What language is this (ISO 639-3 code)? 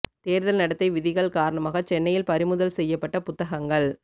tam